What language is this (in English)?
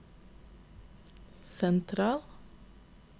Norwegian